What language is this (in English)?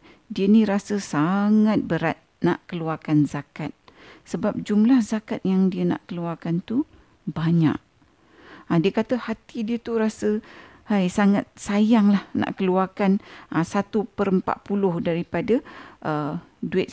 Malay